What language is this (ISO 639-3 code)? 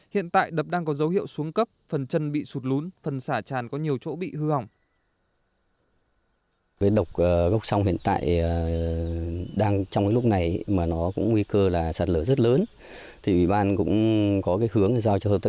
vie